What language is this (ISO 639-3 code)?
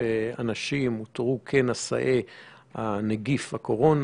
heb